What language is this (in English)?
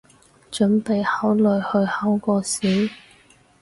Cantonese